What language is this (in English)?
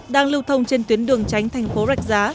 Vietnamese